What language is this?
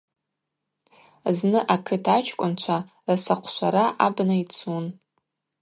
Abaza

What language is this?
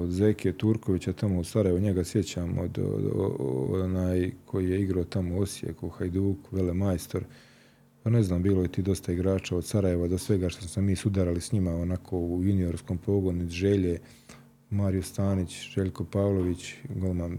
Croatian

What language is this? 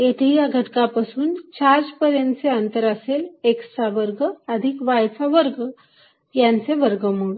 Marathi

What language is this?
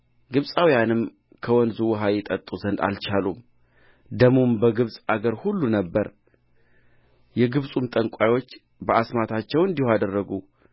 Amharic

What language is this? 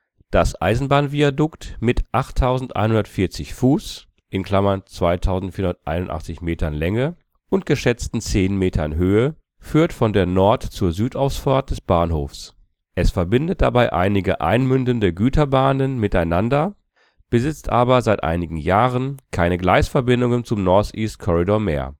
German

